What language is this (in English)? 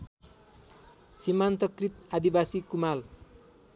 Nepali